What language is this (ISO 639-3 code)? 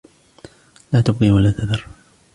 ara